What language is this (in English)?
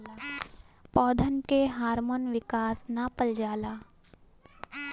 Bhojpuri